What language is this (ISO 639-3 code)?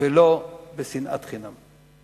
heb